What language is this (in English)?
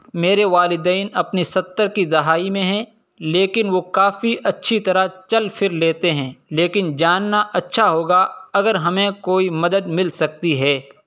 Urdu